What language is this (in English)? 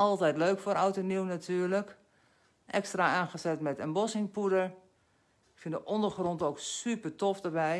Dutch